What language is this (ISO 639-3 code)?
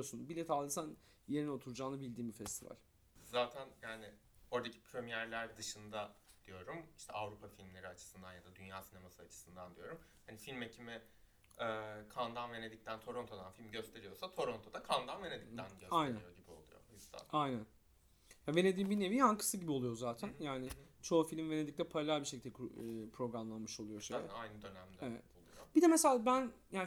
tur